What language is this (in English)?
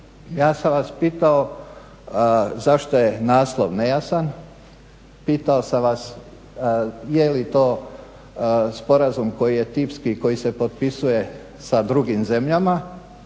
Croatian